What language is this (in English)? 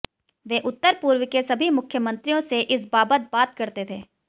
Hindi